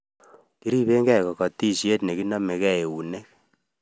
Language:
Kalenjin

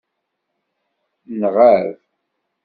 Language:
Kabyle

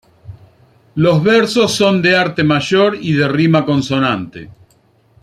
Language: Spanish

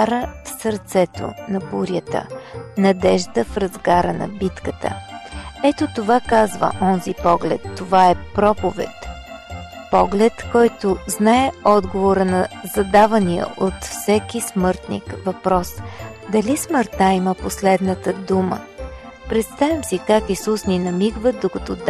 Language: Bulgarian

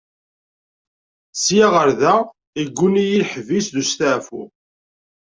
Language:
Kabyle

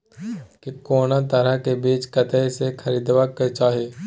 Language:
Maithili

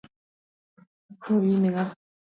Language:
Luo (Kenya and Tanzania)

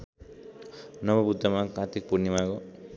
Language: Nepali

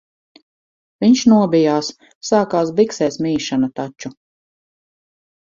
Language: Latvian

